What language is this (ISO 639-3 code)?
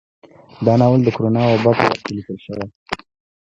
pus